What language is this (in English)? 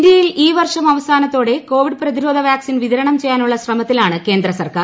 Malayalam